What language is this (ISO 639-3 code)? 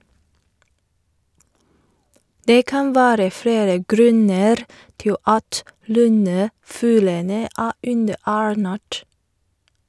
nor